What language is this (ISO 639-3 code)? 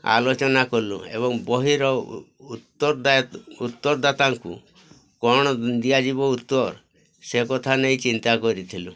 ori